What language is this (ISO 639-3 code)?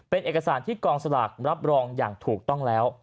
tha